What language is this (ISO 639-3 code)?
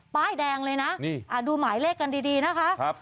tha